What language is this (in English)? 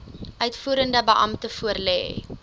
Afrikaans